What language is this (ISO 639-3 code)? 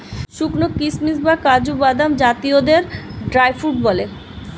ben